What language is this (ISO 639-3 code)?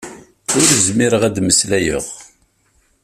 kab